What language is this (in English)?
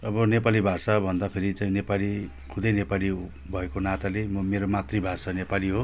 Nepali